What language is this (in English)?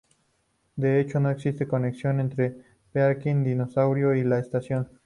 Spanish